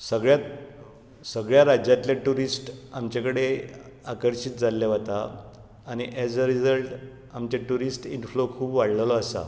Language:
Konkani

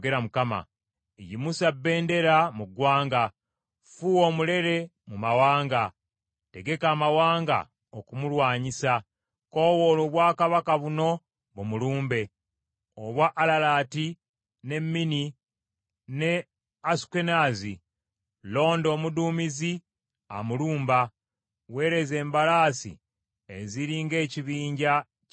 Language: Ganda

